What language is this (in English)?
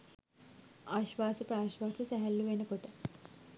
Sinhala